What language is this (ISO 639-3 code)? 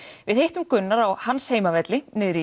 isl